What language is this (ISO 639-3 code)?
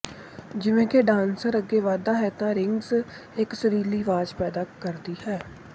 pan